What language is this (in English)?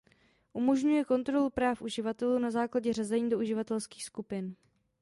Czech